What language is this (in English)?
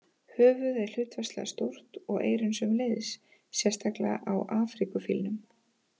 Icelandic